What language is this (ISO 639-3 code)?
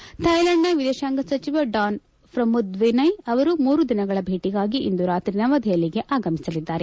kan